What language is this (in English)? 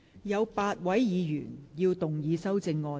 Cantonese